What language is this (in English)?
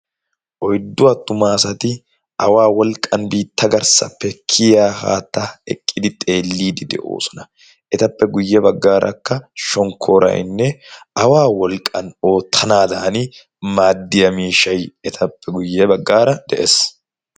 Wolaytta